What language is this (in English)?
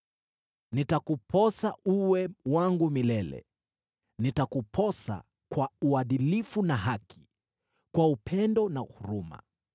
Swahili